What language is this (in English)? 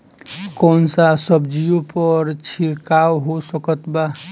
Bhojpuri